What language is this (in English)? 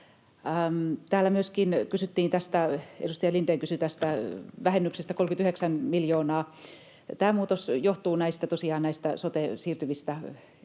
Finnish